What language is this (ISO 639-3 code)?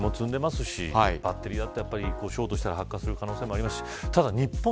jpn